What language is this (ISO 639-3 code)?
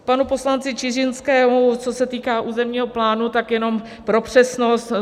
ces